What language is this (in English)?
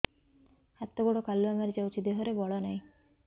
Odia